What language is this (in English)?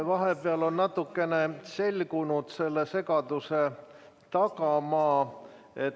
Estonian